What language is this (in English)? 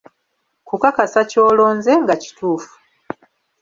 Ganda